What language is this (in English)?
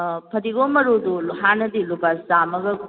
Manipuri